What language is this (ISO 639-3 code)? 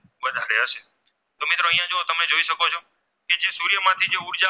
guj